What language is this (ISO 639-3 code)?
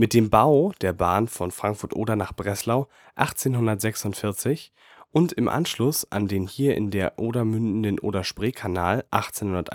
deu